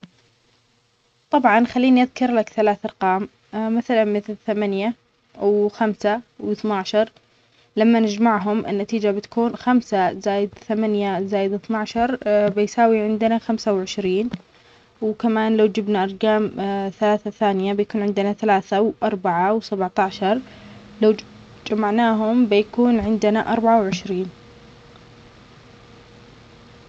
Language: Omani Arabic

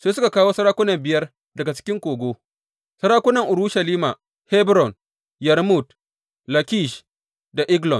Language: Hausa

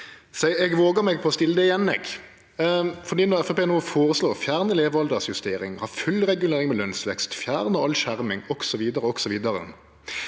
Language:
Norwegian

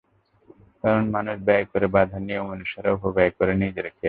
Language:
Bangla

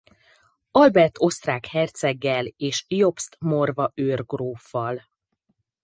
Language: Hungarian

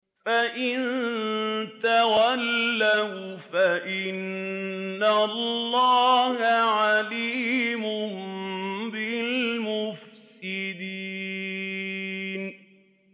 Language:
Arabic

